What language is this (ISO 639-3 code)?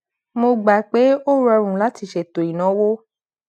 yor